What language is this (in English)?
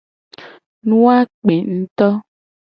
Gen